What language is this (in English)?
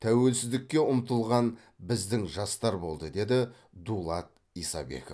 Kazakh